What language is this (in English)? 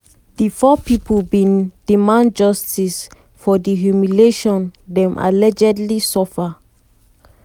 Nigerian Pidgin